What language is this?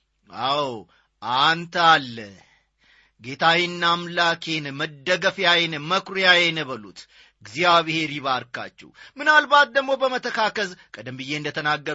Amharic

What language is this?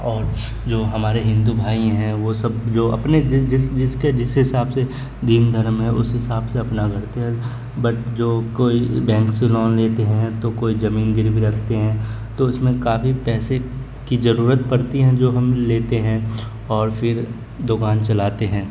Urdu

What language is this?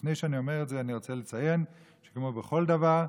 Hebrew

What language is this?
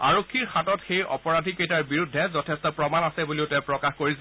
Assamese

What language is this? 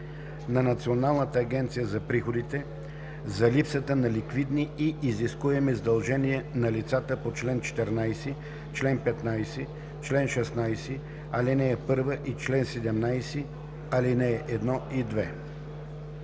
Bulgarian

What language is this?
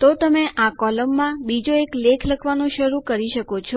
Gujarati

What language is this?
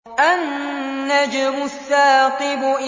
Arabic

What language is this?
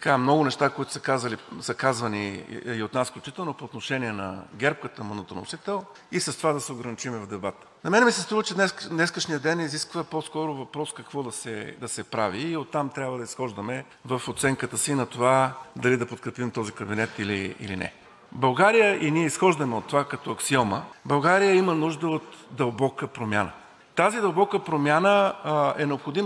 Bulgarian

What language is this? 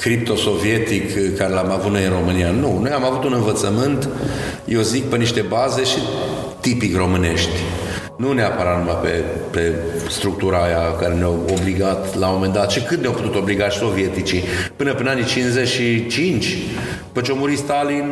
Romanian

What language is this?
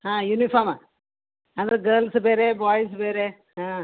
Kannada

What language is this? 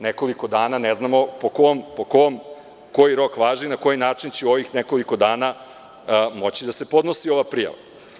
Serbian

